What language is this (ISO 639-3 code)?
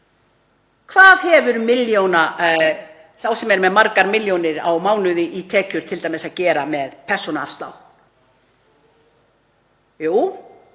isl